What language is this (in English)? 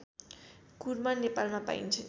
Nepali